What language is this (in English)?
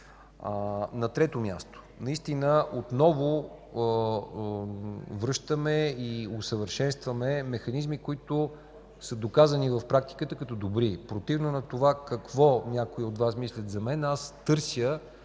Bulgarian